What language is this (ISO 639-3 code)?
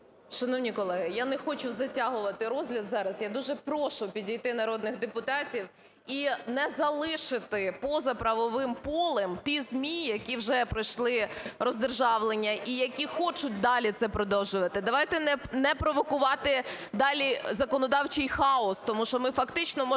ukr